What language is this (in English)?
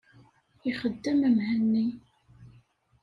Kabyle